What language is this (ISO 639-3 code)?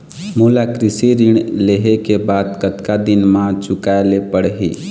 hne